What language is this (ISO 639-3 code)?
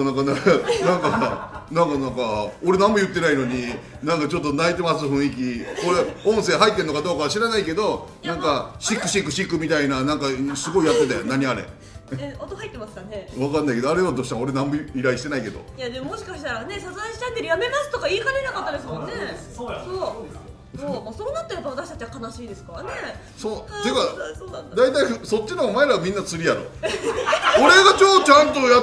jpn